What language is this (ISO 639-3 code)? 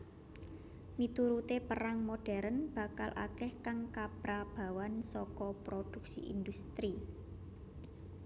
jav